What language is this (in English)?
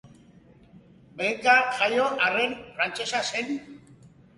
Basque